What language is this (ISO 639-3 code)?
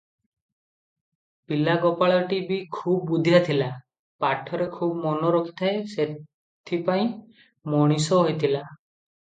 ori